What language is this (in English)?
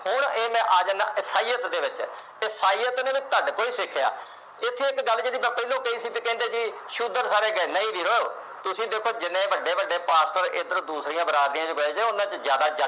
Punjabi